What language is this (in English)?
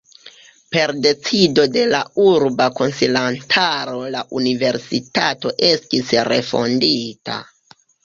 Esperanto